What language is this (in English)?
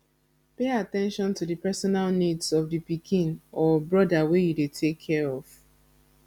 Nigerian Pidgin